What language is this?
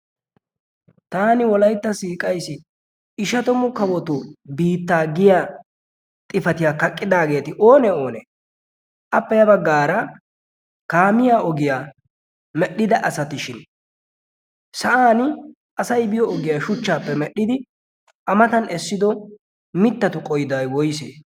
Wolaytta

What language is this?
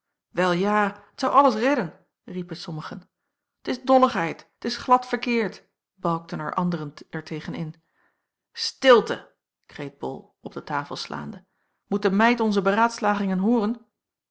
Dutch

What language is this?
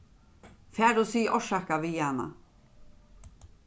Faroese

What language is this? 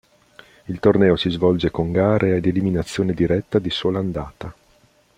Italian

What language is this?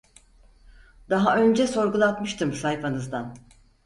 Turkish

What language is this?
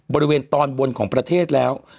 Thai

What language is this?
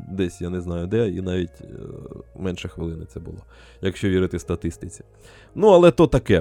Ukrainian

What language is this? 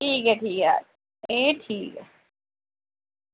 Dogri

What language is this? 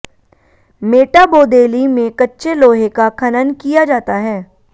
Hindi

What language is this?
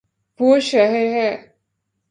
Urdu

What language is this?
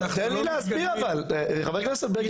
Hebrew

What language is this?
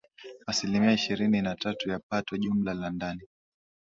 Swahili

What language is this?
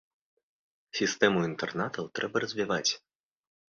Belarusian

